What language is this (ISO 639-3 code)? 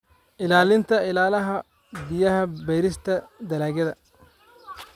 som